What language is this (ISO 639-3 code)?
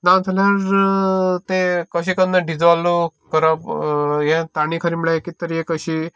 kok